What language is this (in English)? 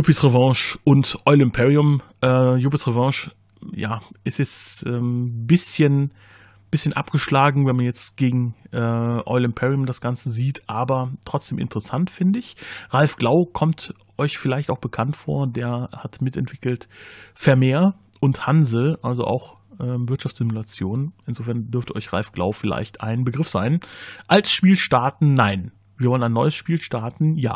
German